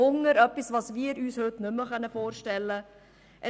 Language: Swiss German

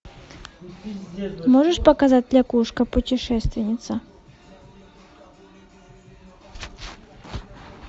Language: Russian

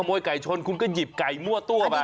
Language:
Thai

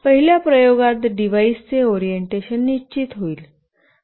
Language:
Marathi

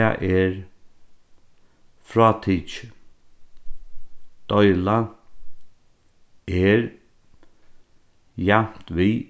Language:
Faroese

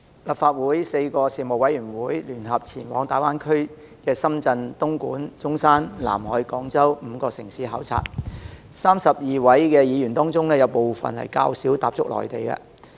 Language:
Cantonese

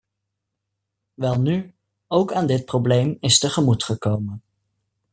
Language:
Dutch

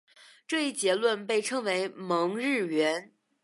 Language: Chinese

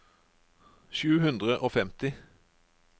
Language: Norwegian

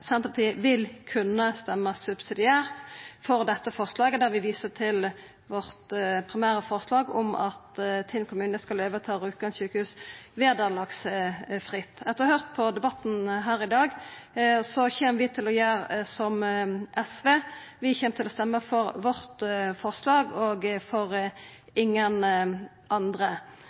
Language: Norwegian Nynorsk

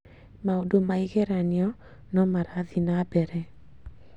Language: Kikuyu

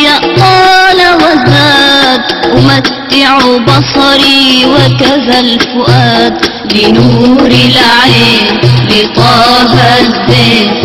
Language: Arabic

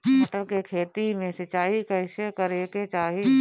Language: Bhojpuri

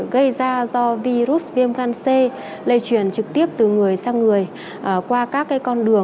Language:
Vietnamese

